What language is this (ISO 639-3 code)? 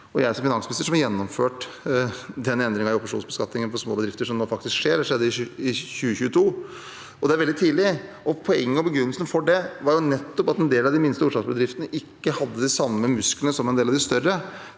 nor